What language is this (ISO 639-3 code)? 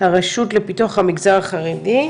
heb